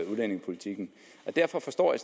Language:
Danish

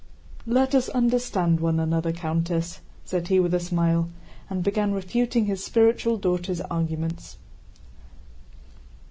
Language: English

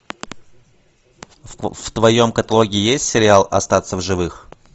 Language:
Russian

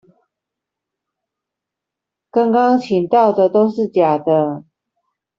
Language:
Chinese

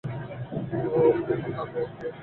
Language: Bangla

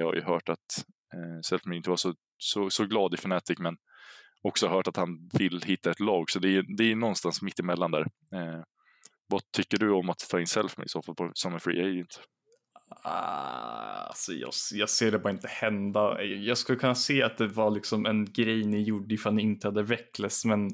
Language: Swedish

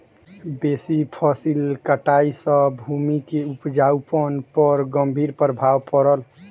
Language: Maithili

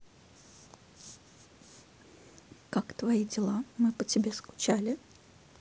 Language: Russian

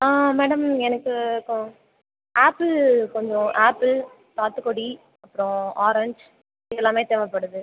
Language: Tamil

